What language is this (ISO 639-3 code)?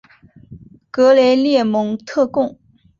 zho